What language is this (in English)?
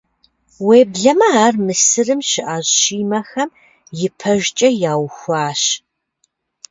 Kabardian